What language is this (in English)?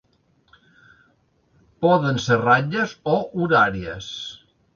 Catalan